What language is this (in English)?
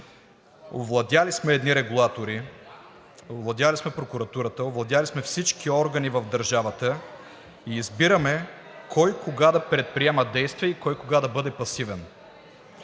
Bulgarian